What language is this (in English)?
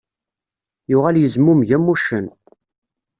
Kabyle